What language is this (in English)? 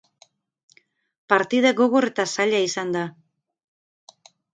Basque